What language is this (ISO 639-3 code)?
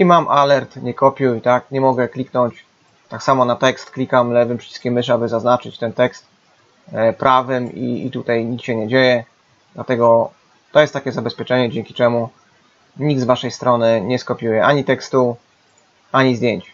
pol